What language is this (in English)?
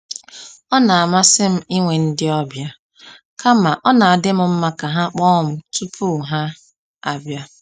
Igbo